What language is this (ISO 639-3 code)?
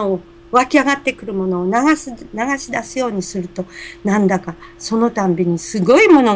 jpn